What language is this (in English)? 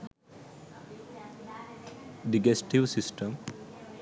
Sinhala